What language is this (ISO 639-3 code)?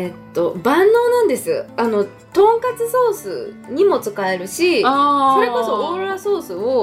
jpn